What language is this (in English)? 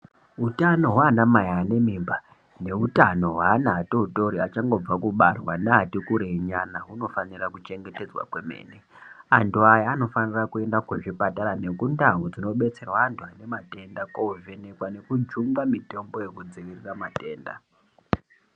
Ndau